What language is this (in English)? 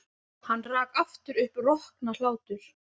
Icelandic